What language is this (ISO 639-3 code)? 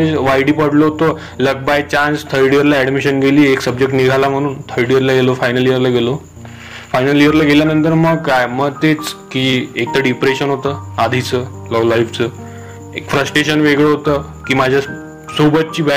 mar